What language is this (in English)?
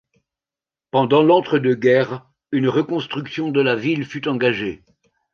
French